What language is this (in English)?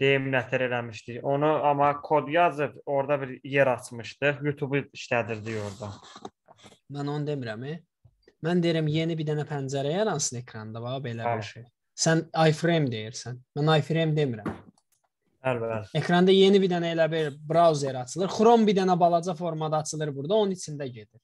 Turkish